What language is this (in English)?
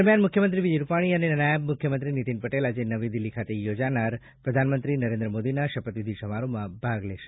Gujarati